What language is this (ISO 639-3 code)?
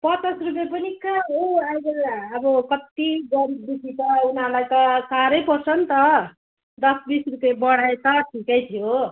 nep